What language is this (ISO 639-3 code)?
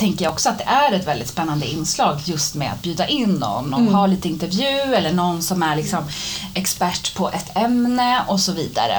swe